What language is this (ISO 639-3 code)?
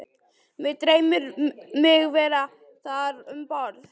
isl